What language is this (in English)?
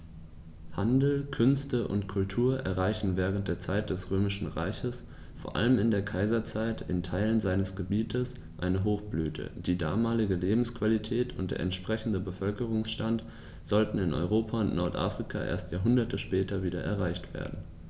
German